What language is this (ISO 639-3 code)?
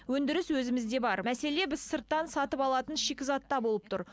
kaz